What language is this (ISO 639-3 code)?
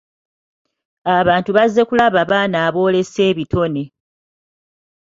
lug